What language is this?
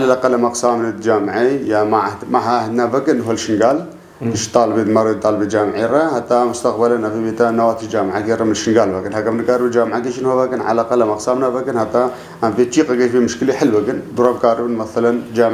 Arabic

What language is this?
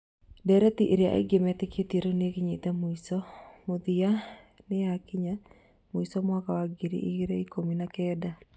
Kikuyu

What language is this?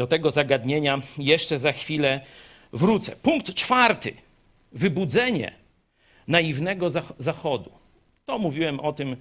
Polish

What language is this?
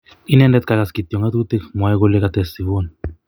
Kalenjin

